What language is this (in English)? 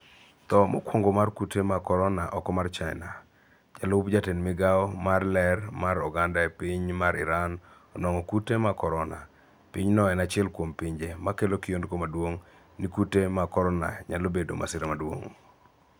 Luo (Kenya and Tanzania)